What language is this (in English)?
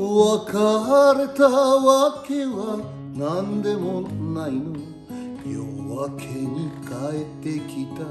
Japanese